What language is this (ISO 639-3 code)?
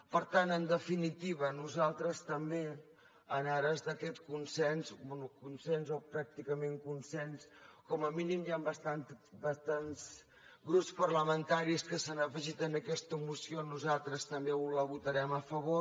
cat